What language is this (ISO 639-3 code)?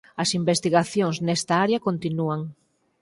glg